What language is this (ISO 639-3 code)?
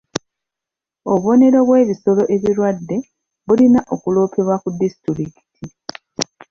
lug